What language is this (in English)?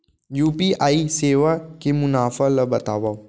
Chhattisgarhi